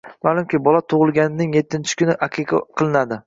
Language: Uzbek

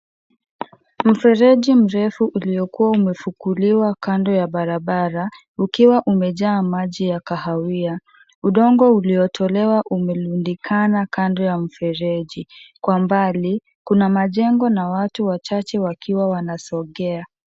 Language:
Swahili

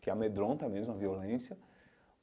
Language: Portuguese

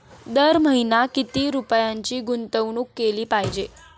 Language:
Marathi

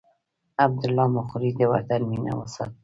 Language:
Pashto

